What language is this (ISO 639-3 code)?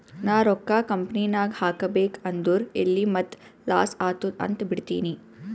kan